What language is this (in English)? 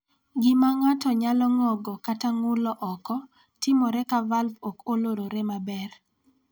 Luo (Kenya and Tanzania)